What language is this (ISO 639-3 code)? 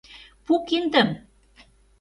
chm